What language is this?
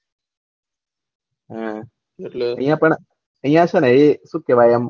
Gujarati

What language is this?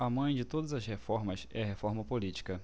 Portuguese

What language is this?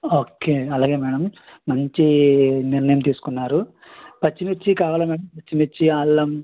Telugu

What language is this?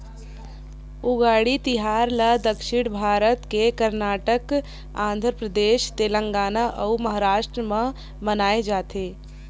Chhattisgarhi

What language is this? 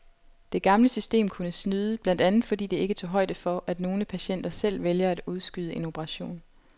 Danish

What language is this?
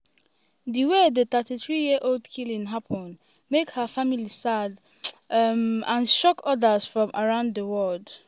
Nigerian Pidgin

